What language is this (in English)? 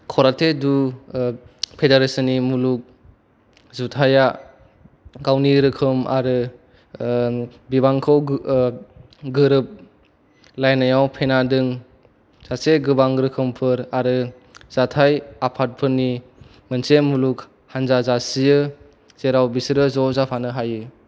Bodo